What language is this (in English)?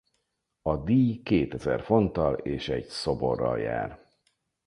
Hungarian